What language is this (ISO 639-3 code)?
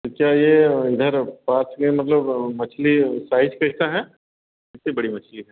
hin